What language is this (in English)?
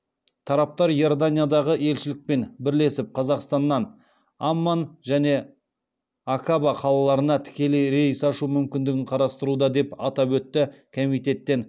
Kazakh